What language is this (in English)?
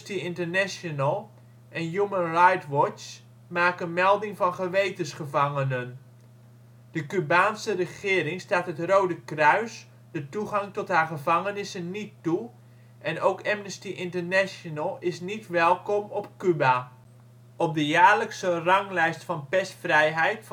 Dutch